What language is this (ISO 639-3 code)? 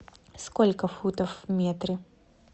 rus